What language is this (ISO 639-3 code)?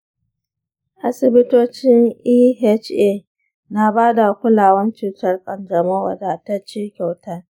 hau